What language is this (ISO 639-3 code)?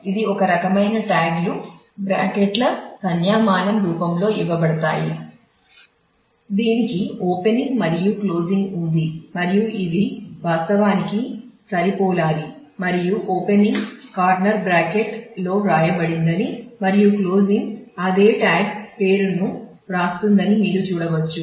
tel